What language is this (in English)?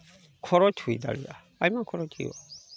Santali